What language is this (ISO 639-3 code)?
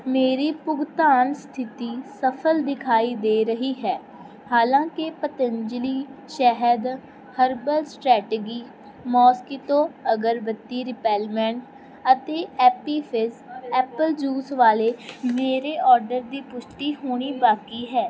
pan